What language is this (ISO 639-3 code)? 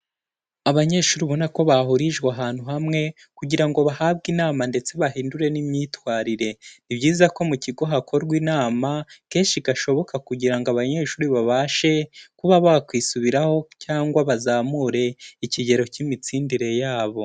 kin